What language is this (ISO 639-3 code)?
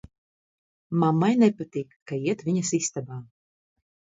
lav